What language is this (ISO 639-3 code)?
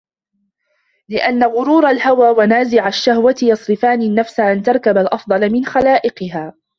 ara